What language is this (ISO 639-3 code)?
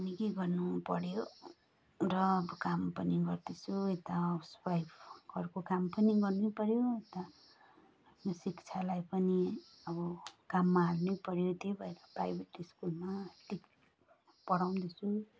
nep